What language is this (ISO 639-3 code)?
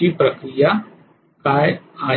mar